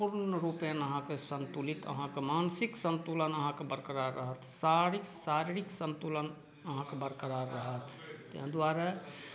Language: Maithili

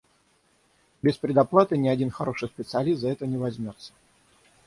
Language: Russian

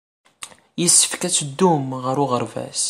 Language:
Kabyle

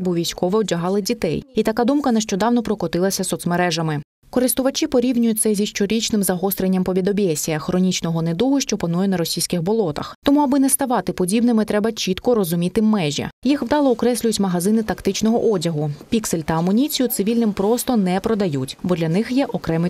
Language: Ukrainian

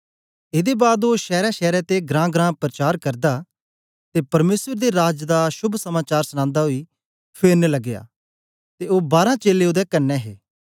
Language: Dogri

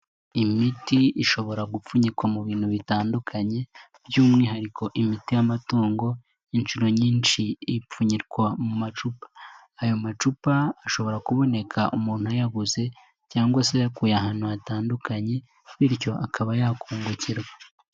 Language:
Kinyarwanda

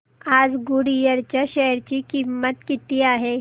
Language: Marathi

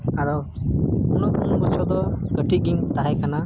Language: Santali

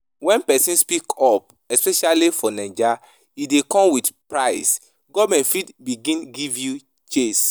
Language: Nigerian Pidgin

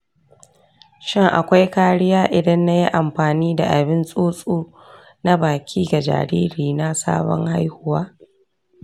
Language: Hausa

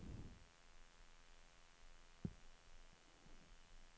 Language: Swedish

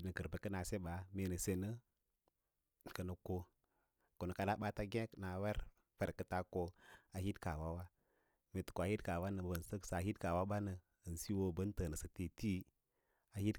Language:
Lala-Roba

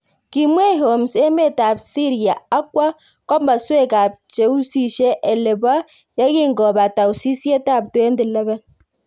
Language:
Kalenjin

